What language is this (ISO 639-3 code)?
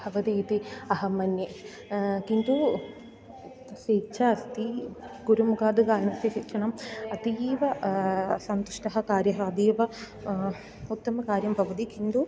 san